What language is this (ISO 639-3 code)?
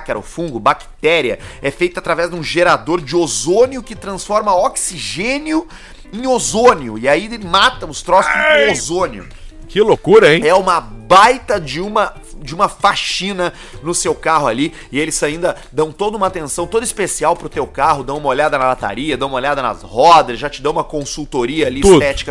por